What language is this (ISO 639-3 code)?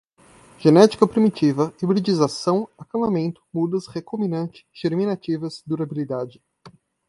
por